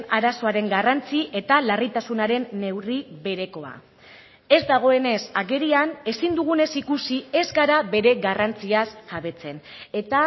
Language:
Basque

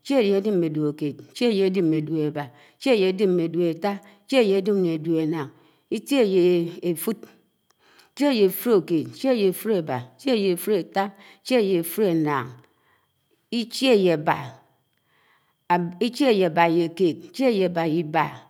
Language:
Anaang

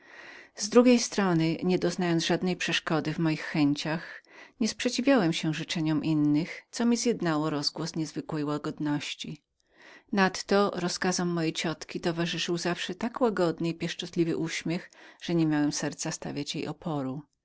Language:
Polish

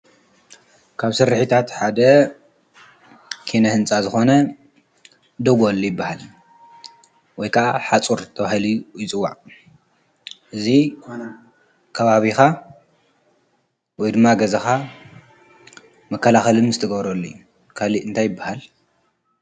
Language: Tigrinya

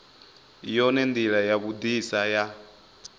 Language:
Venda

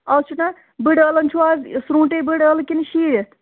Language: Kashmiri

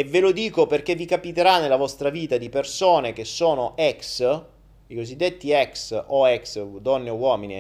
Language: Italian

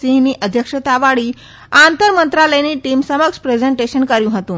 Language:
Gujarati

